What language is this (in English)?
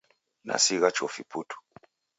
Taita